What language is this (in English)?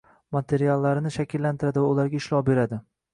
Uzbek